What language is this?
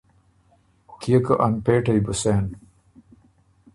Ormuri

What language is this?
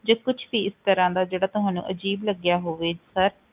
Punjabi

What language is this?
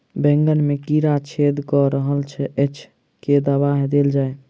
Maithili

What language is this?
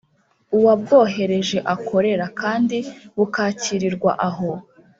Kinyarwanda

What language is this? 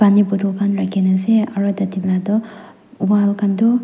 Naga Pidgin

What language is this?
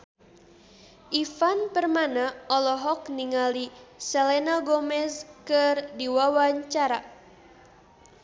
Sundanese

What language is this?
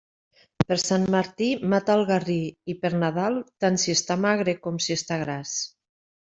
Catalan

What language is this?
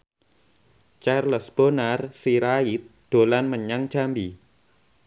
Javanese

